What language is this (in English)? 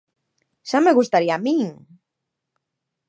Galician